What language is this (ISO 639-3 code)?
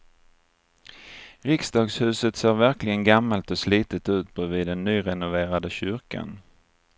swe